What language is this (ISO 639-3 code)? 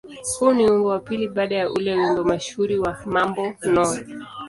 swa